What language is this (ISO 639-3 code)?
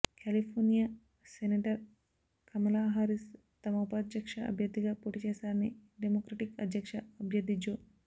tel